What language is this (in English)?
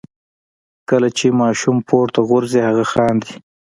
Pashto